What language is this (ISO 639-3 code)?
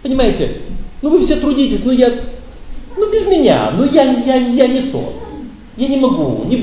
rus